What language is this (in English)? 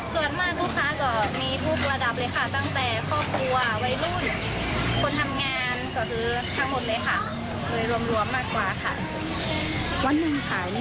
Thai